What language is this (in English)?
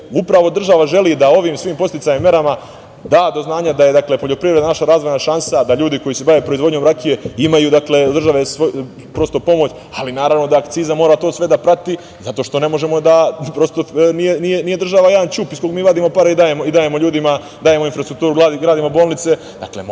Serbian